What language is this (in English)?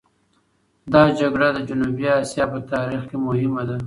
Pashto